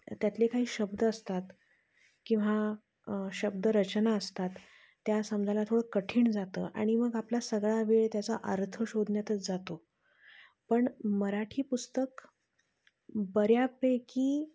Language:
Marathi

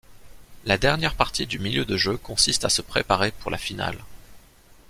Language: French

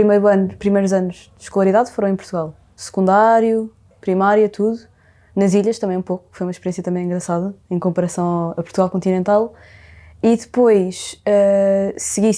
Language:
Portuguese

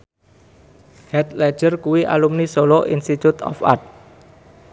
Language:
Javanese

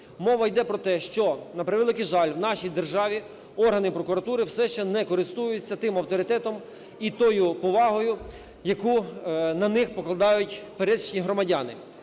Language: Ukrainian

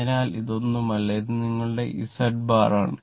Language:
Malayalam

